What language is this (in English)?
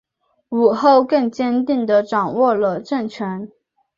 Chinese